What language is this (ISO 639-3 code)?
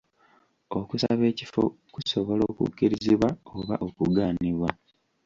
lug